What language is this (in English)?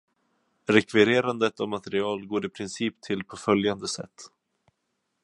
Swedish